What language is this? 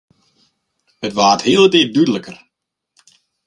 Western Frisian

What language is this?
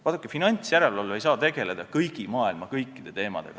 Estonian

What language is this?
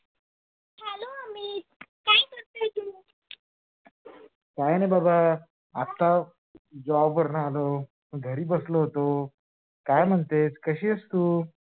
Marathi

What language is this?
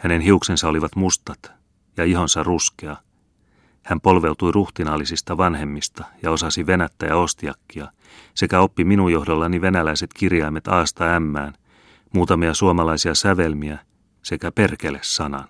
Finnish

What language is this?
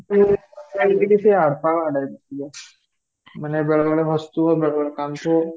Odia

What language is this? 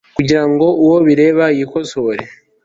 Kinyarwanda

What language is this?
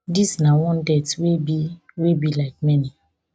Nigerian Pidgin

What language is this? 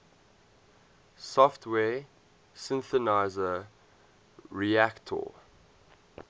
English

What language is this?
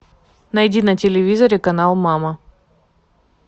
Russian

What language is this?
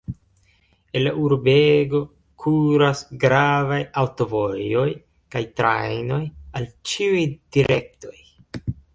Esperanto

